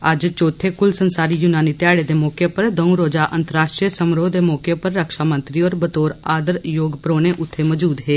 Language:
Dogri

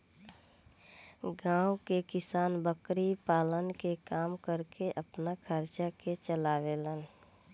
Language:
Bhojpuri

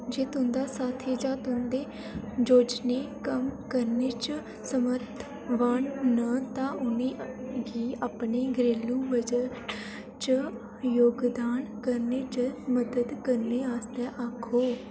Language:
Dogri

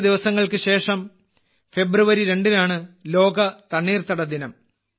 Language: Malayalam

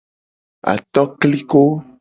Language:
Gen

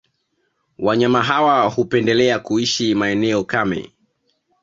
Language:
Swahili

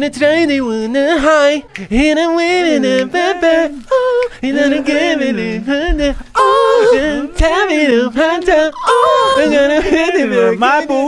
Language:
Dutch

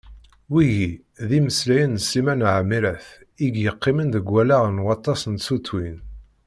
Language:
Kabyle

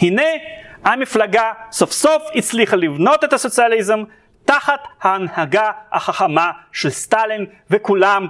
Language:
Hebrew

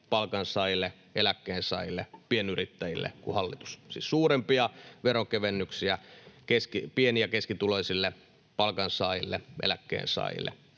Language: Finnish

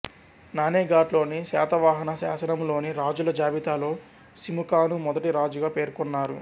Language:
Telugu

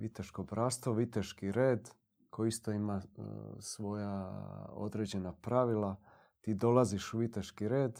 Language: Croatian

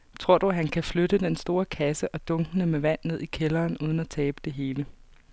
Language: Danish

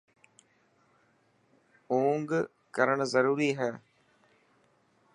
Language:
Dhatki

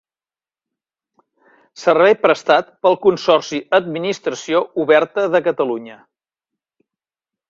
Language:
Catalan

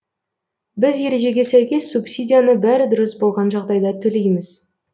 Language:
Kazakh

